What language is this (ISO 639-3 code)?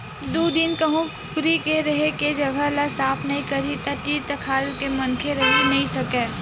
hne